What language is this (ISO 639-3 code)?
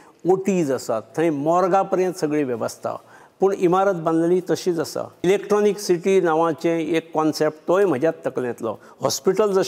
mar